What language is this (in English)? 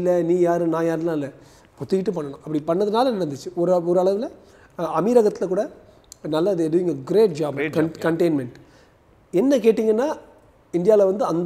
Hindi